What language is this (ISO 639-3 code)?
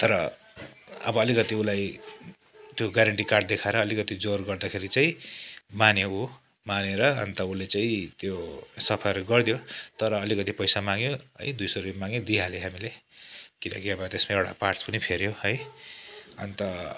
nep